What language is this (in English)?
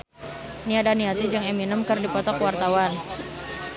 Sundanese